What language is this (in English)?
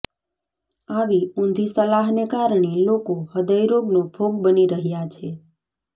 Gujarati